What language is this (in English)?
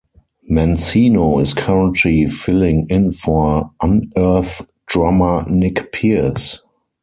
English